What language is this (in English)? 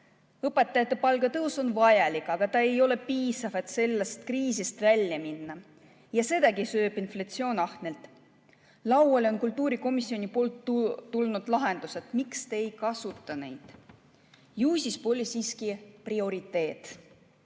Estonian